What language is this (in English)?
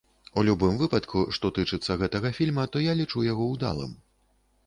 Belarusian